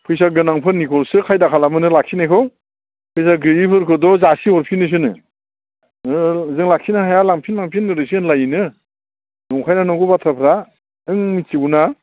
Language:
Bodo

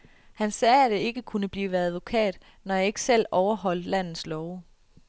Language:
Danish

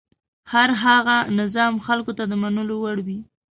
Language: Pashto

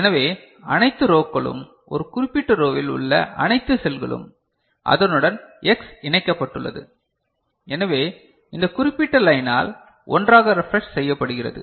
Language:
Tamil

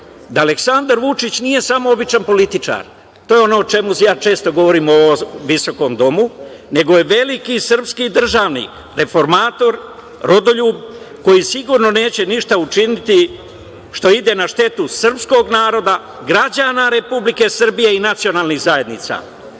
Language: Serbian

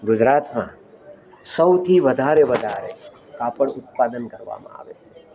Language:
Gujarati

